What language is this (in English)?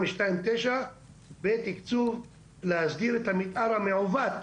Hebrew